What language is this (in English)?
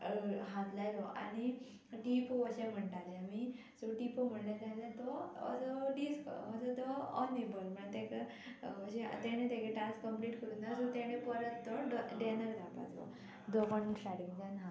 Konkani